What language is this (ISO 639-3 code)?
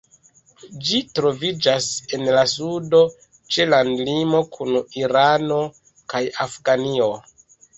epo